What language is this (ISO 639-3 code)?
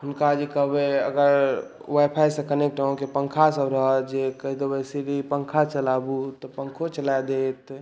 mai